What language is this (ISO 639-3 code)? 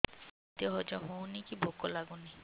ori